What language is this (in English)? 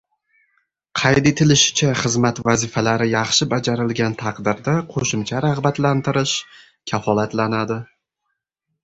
Uzbek